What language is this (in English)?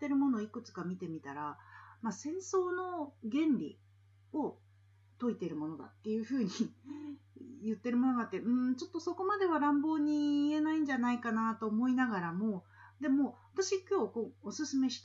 Japanese